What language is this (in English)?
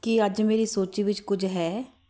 Punjabi